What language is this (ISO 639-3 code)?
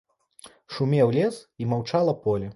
bel